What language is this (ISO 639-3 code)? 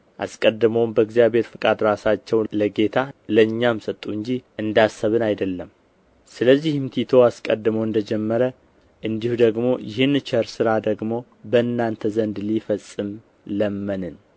amh